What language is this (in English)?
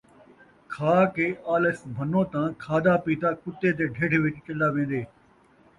Saraiki